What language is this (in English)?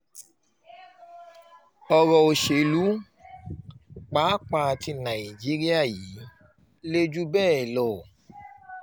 Yoruba